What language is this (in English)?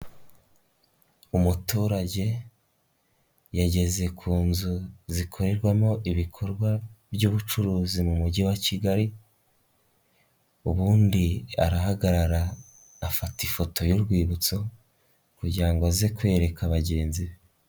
Kinyarwanda